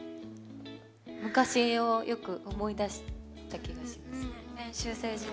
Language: Japanese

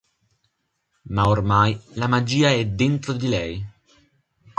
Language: Italian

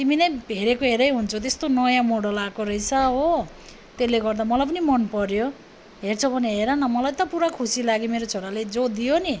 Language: Nepali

